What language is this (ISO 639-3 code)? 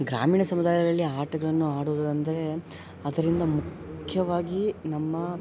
kan